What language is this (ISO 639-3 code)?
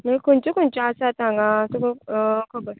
kok